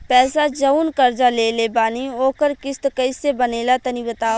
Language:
Bhojpuri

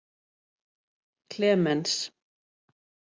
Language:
Icelandic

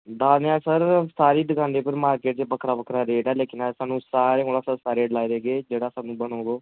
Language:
Dogri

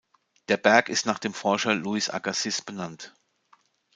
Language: German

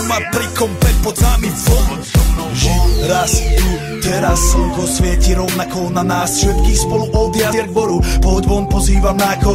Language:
Czech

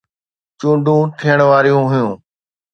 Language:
Sindhi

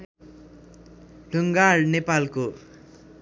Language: Nepali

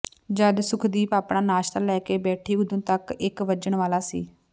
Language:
Punjabi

